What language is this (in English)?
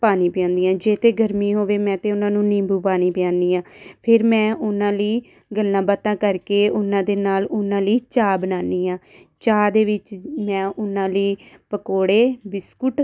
Punjabi